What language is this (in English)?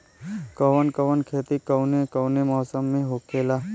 Bhojpuri